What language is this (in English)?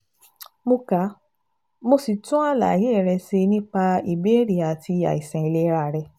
Yoruba